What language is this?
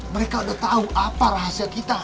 Indonesian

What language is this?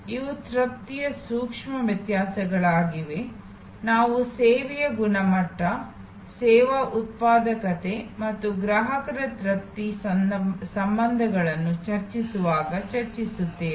Kannada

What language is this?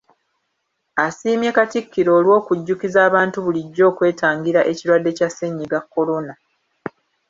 Ganda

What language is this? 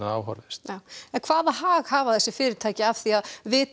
Icelandic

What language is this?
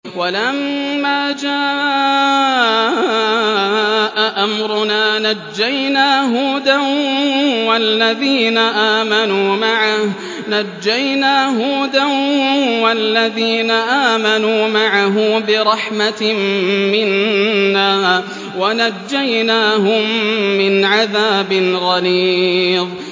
Arabic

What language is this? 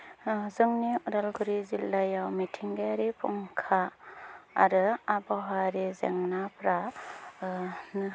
Bodo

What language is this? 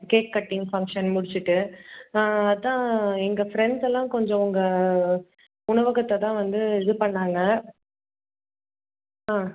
Tamil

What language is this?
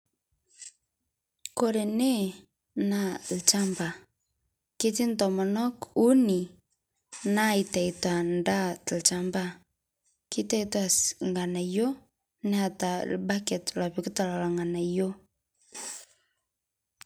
Masai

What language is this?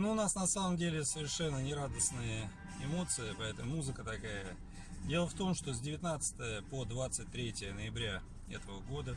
Russian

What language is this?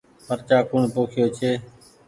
Goaria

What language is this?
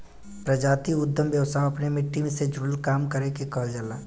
Bhojpuri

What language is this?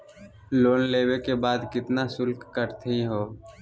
Magahi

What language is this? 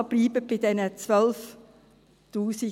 Swiss German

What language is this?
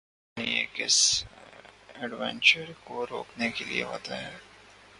Urdu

